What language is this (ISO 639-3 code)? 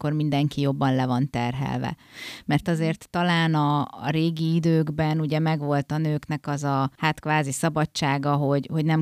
hun